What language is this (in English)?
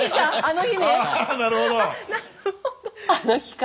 Japanese